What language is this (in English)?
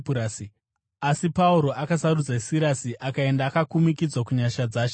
Shona